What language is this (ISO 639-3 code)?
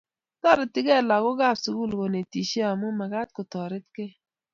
kln